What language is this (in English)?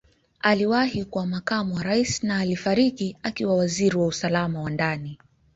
Swahili